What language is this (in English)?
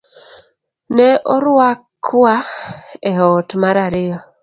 Luo (Kenya and Tanzania)